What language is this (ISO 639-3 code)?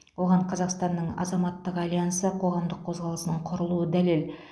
kaz